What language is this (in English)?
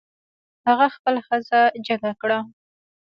Pashto